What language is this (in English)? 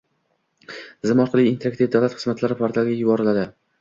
Uzbek